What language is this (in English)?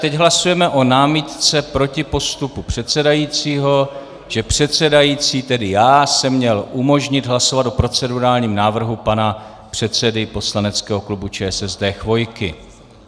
Czech